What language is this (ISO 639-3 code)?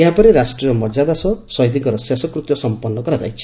ori